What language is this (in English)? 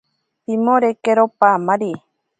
Ashéninka Perené